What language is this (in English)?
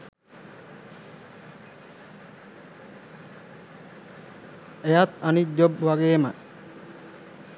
Sinhala